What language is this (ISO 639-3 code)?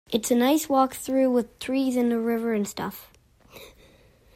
eng